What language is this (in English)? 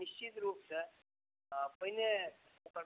Maithili